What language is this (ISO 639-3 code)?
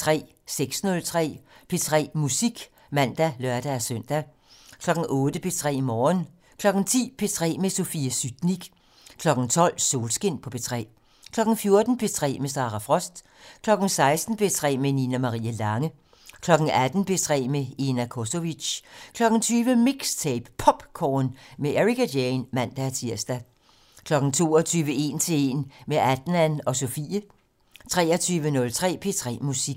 dan